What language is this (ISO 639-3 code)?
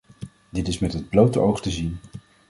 nld